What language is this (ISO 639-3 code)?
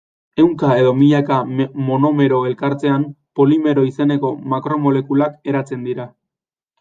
eus